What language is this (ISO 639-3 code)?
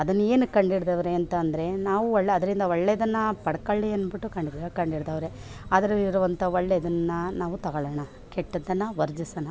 kan